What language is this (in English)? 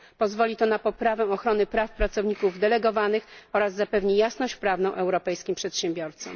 Polish